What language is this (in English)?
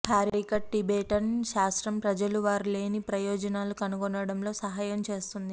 Telugu